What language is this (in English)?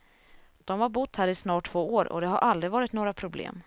Swedish